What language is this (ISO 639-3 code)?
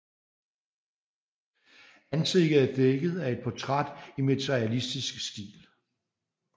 dan